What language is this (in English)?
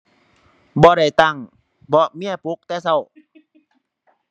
Thai